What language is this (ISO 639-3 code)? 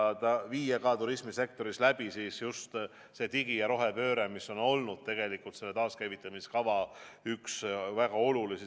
est